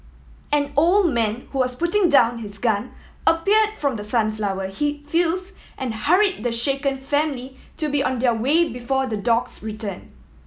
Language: English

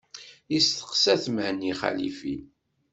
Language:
Kabyle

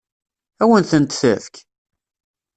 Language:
Kabyle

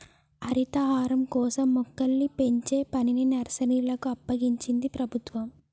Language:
Telugu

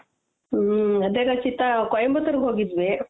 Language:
Kannada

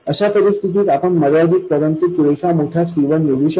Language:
Marathi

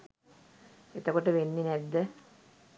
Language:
Sinhala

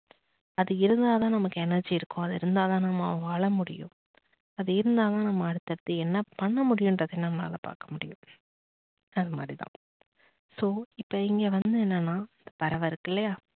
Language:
Tamil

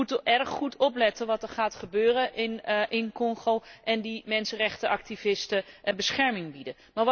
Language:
Dutch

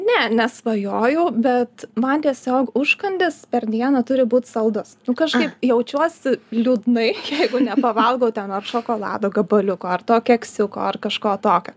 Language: Lithuanian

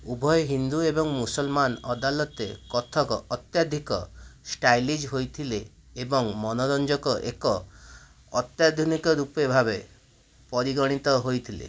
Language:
Odia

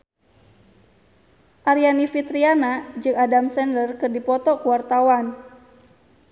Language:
Sundanese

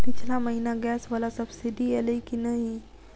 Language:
Maithili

